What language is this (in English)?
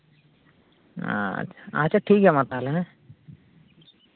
Santali